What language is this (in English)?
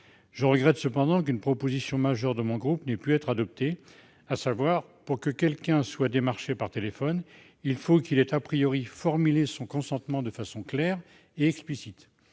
French